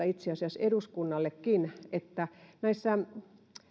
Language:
Finnish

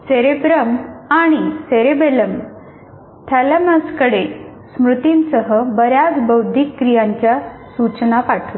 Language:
Marathi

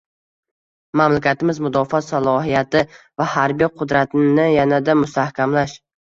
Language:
Uzbek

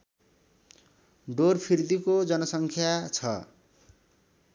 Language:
Nepali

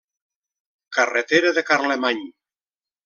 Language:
Catalan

